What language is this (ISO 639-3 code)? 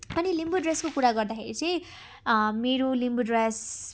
nep